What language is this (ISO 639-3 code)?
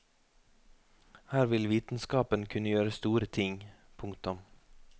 nor